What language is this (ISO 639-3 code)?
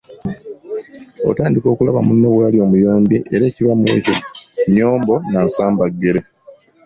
lug